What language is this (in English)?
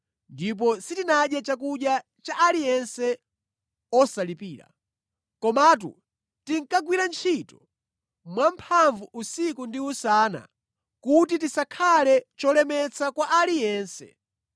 Nyanja